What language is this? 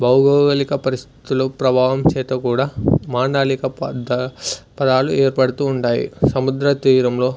Telugu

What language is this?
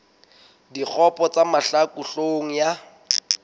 Southern Sotho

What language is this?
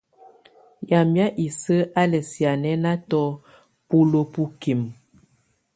Tunen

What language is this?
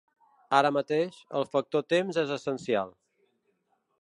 Catalan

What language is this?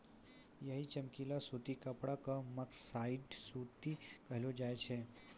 Maithili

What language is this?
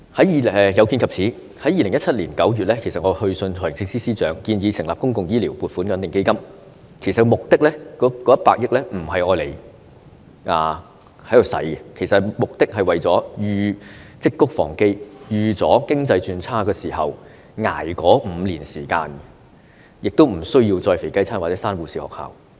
Cantonese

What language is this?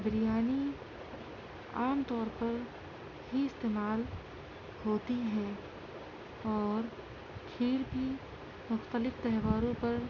Urdu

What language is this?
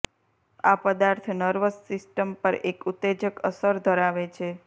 Gujarati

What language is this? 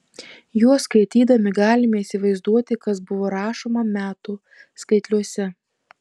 Lithuanian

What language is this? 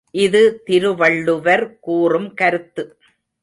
Tamil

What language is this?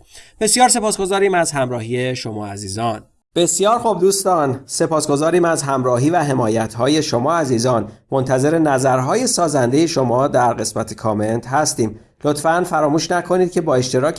Persian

